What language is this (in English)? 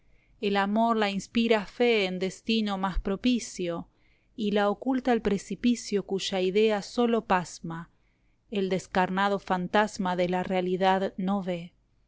Spanish